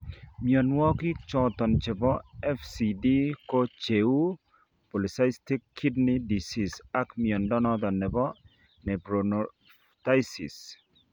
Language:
Kalenjin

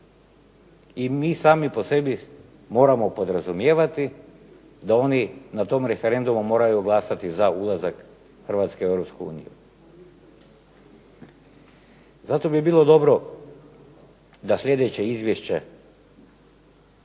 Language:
Croatian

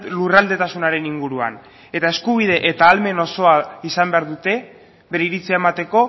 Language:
Basque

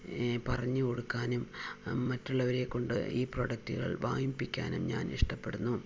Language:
Malayalam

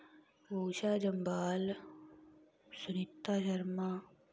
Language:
Dogri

